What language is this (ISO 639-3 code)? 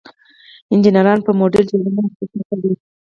pus